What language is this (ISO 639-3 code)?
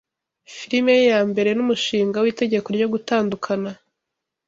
kin